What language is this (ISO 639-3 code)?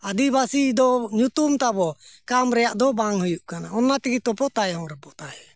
sat